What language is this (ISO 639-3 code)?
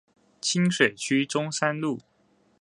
zho